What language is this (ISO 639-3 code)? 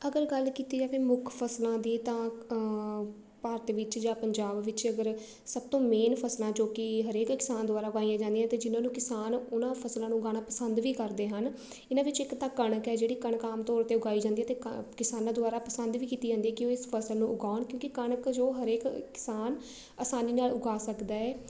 pan